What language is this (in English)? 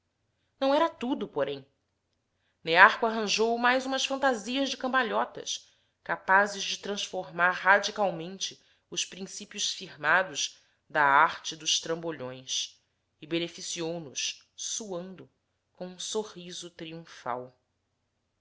Portuguese